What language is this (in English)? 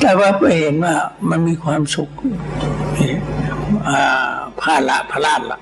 Thai